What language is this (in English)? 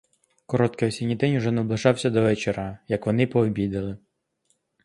Ukrainian